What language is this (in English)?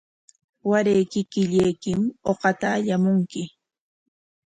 Corongo Ancash Quechua